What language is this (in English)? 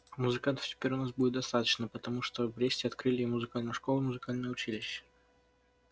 Russian